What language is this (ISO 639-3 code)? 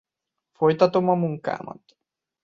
hun